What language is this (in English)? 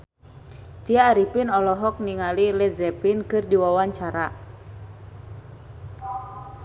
Sundanese